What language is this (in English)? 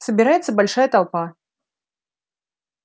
Russian